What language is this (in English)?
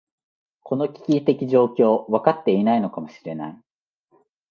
Japanese